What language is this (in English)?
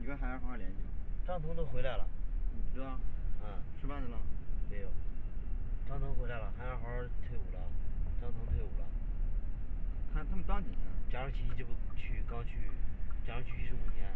Chinese